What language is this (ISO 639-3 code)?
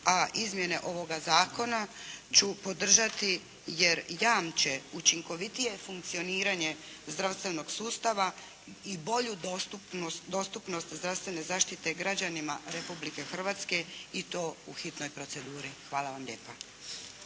hrv